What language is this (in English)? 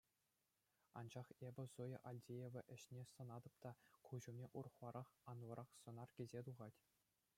Chuvash